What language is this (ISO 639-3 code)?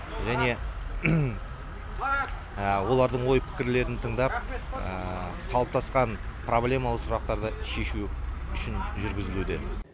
kaz